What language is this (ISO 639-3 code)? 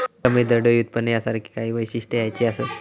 mar